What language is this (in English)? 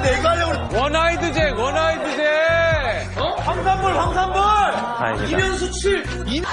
Korean